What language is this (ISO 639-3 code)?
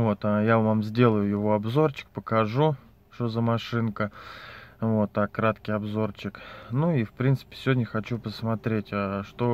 rus